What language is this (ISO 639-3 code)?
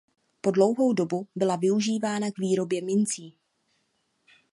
ces